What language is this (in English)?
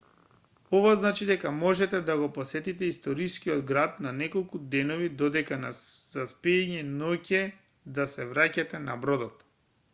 Macedonian